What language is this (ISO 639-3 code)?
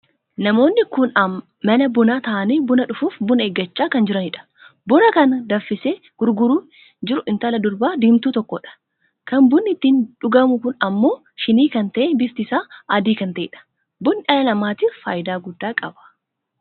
orm